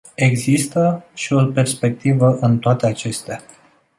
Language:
Romanian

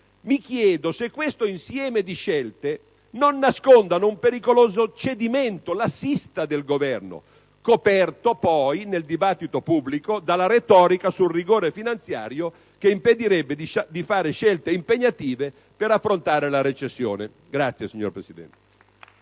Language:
Italian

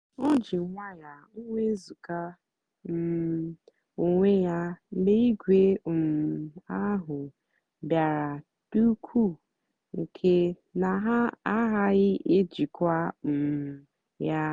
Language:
Igbo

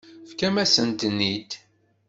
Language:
Kabyle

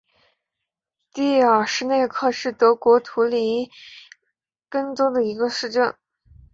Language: Chinese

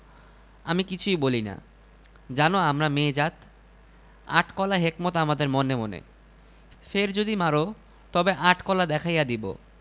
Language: Bangla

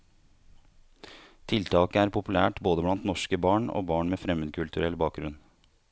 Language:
Norwegian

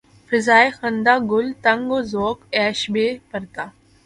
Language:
Urdu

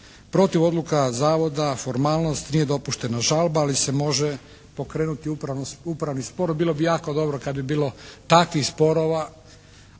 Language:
Croatian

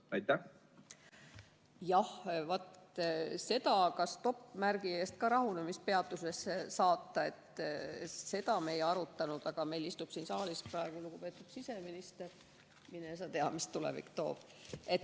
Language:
Estonian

